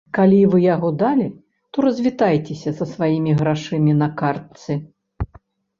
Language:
Belarusian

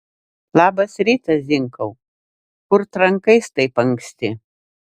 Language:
Lithuanian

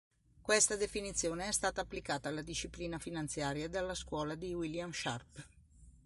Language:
Italian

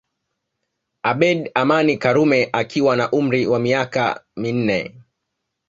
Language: Swahili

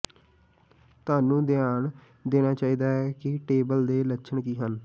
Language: Punjabi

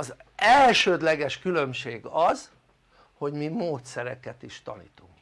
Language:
Hungarian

